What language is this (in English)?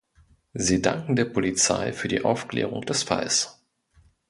German